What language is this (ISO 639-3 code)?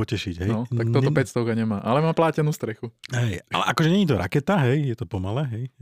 slk